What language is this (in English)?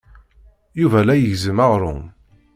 Kabyle